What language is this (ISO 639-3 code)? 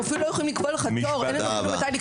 heb